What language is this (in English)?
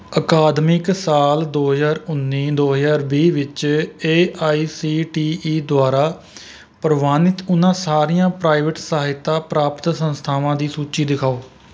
Punjabi